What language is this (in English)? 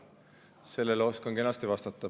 Estonian